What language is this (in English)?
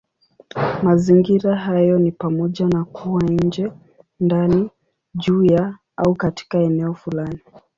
Swahili